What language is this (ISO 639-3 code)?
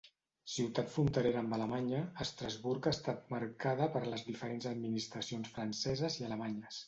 cat